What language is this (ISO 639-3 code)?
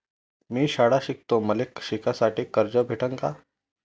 mar